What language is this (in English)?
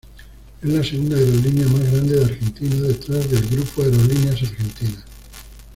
Spanish